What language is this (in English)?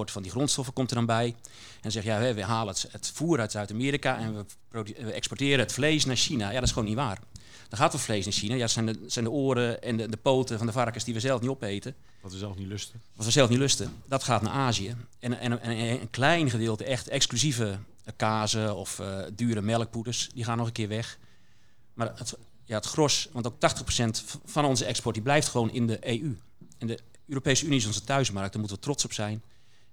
Dutch